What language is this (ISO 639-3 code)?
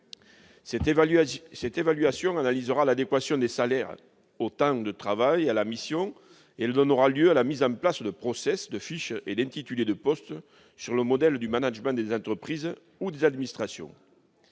fra